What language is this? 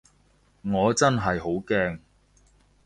Cantonese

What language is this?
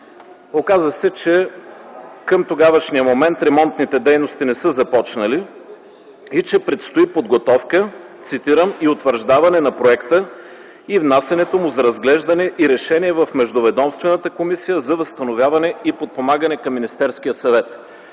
Bulgarian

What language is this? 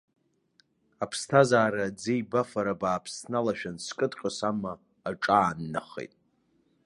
Abkhazian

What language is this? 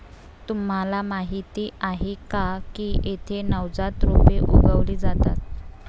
Marathi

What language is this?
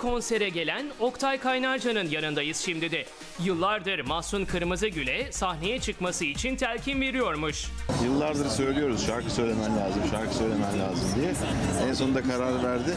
Turkish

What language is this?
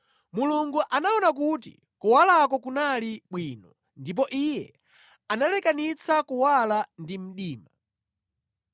Nyanja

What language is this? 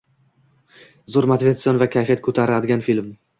Uzbek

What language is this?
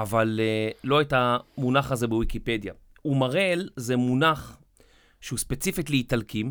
Hebrew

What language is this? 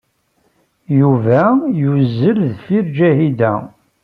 Kabyle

